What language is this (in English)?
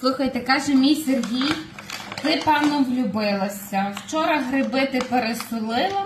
Ukrainian